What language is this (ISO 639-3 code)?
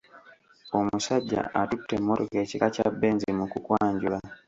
lug